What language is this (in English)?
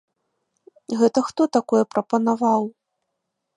Belarusian